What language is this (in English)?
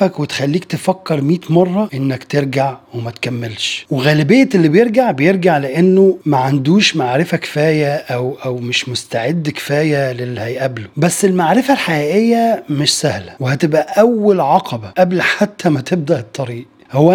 Arabic